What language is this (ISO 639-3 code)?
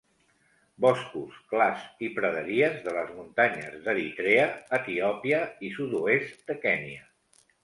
cat